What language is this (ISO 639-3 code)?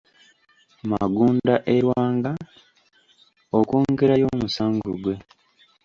lug